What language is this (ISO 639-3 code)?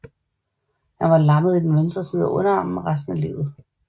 dan